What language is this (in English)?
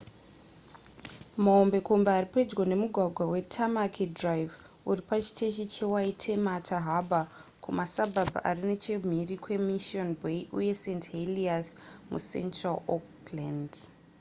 Shona